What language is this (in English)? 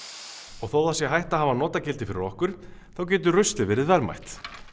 Icelandic